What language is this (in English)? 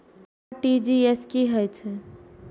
Maithili